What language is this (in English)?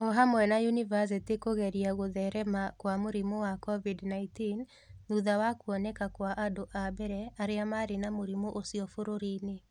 Kikuyu